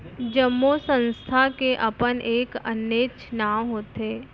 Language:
Chhattisgarhi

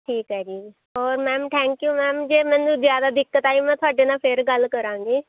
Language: Punjabi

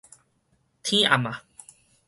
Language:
Min Nan Chinese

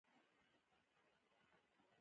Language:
Pashto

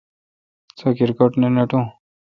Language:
Kalkoti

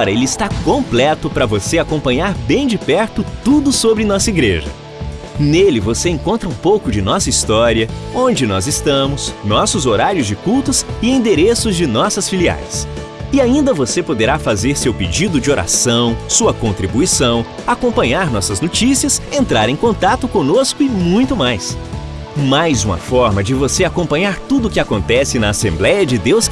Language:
Portuguese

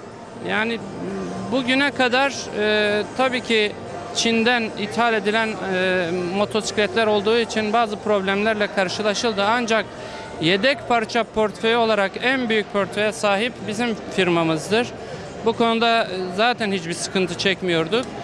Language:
Turkish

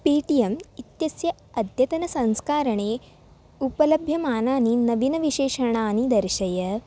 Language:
Sanskrit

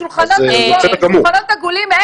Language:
Hebrew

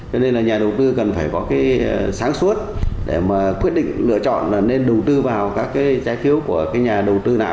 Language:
Vietnamese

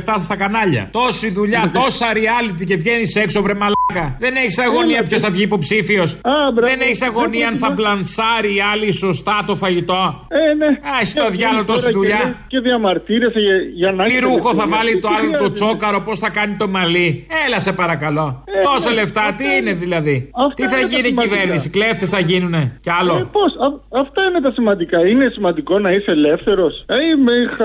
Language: Greek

